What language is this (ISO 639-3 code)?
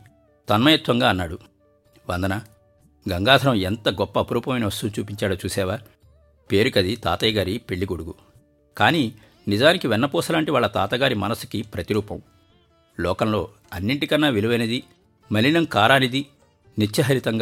tel